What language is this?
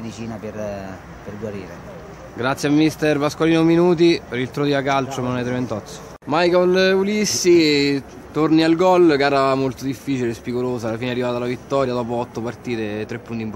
Italian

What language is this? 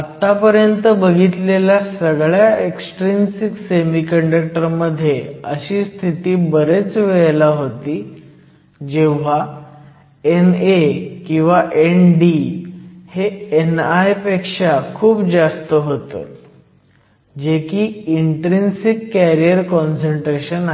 Marathi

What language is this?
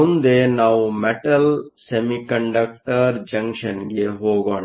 Kannada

